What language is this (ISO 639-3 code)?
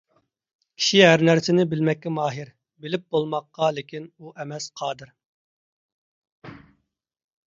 uig